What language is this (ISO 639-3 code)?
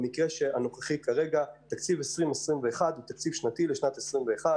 heb